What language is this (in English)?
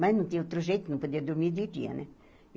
Portuguese